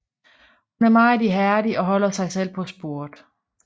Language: Danish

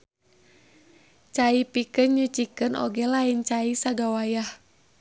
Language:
Sundanese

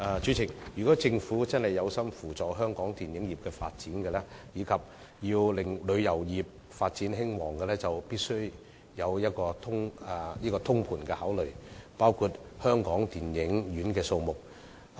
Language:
Cantonese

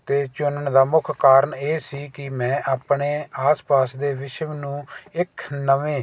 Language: Punjabi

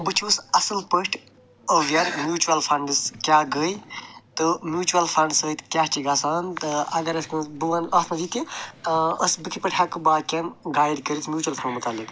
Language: Kashmiri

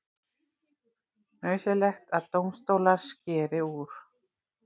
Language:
Icelandic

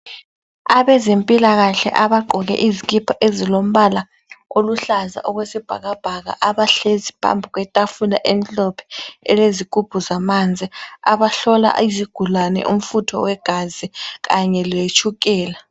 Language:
North Ndebele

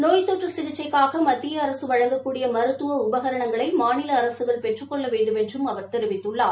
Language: Tamil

